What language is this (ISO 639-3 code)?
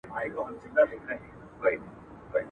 pus